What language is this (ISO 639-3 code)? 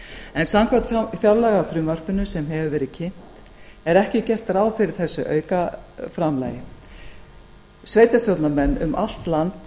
isl